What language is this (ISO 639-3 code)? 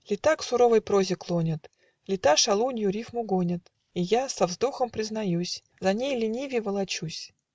rus